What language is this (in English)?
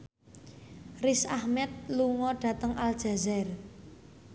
Javanese